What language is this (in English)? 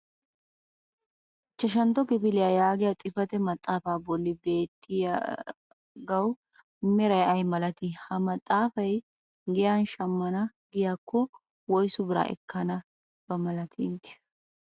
Wolaytta